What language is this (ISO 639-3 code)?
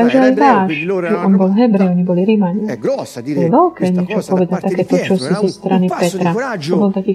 slk